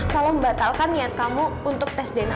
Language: Indonesian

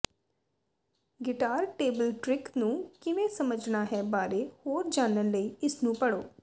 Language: Punjabi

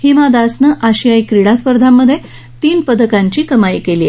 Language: Marathi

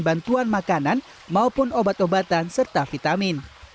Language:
Indonesian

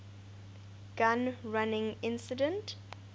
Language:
English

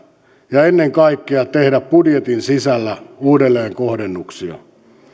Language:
Finnish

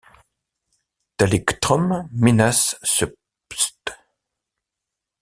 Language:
French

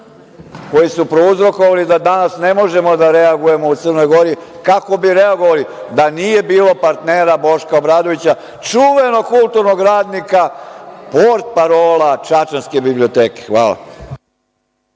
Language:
Serbian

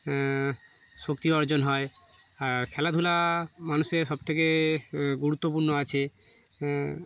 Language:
Bangla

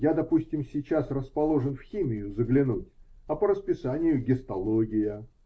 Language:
Russian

